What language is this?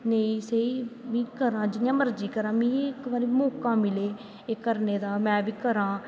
Dogri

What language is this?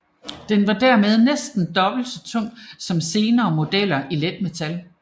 Danish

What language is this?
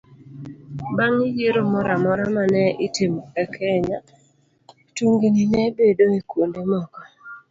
Luo (Kenya and Tanzania)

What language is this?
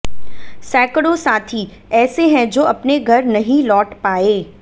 Hindi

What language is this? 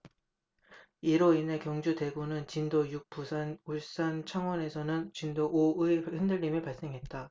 Korean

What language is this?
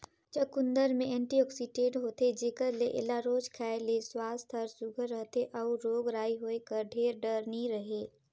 Chhattisgarhi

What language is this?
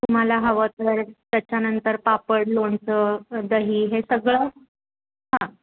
Marathi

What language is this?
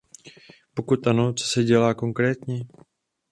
Czech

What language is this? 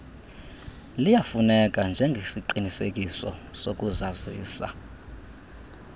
Xhosa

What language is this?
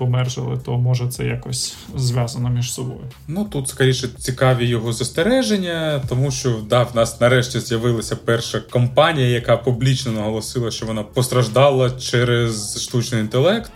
Ukrainian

